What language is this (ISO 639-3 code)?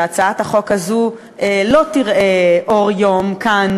heb